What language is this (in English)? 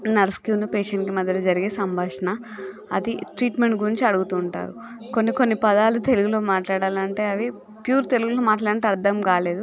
Telugu